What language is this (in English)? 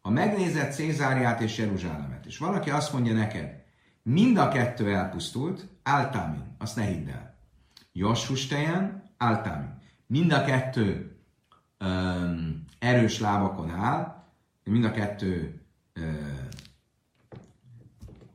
Hungarian